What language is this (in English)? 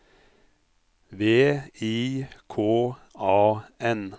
Norwegian